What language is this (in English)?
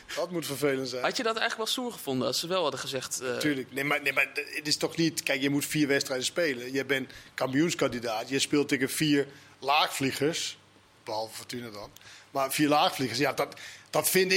Dutch